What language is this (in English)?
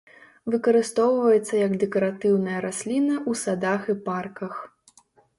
Belarusian